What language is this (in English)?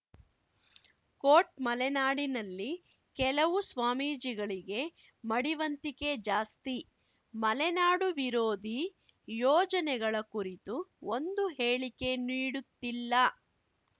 Kannada